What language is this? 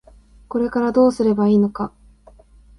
Japanese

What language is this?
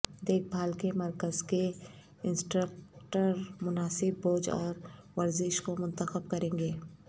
Urdu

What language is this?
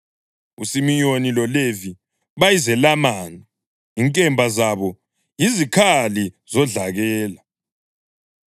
North Ndebele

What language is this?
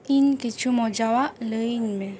Santali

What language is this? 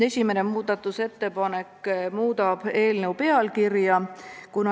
Estonian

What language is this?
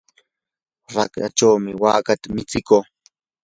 Yanahuanca Pasco Quechua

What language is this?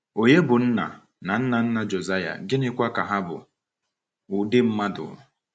Igbo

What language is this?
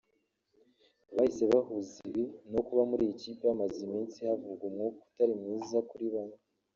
Kinyarwanda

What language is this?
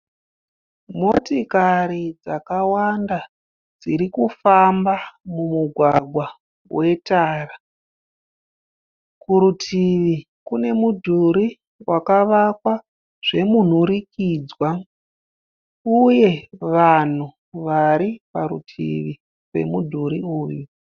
Shona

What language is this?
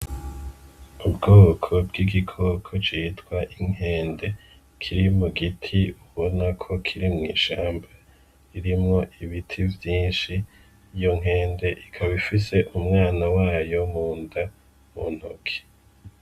Rundi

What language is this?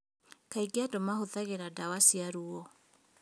Kikuyu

